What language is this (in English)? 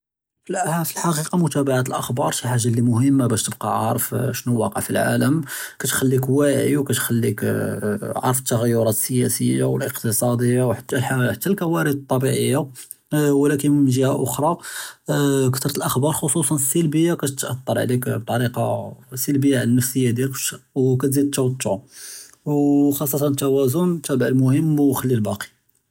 Judeo-Arabic